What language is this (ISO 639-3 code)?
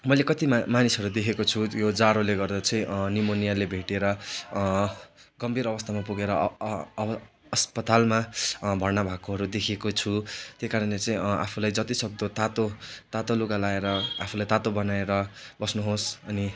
nep